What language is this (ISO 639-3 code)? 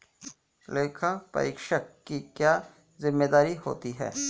hin